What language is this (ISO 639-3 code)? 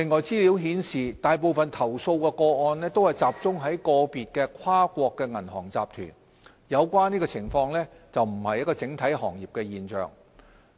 yue